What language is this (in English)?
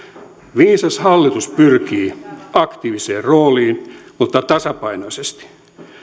Finnish